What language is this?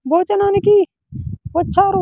Telugu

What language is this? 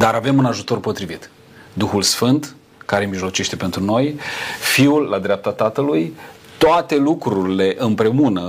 Romanian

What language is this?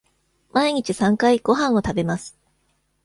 Japanese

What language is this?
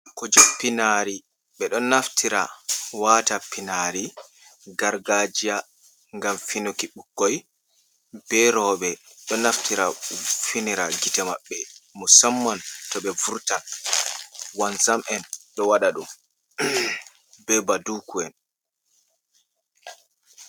Fula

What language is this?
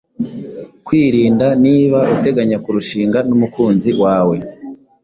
Kinyarwanda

